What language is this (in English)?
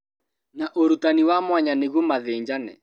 Kikuyu